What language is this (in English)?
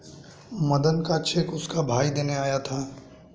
Hindi